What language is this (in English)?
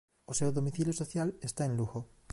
Galician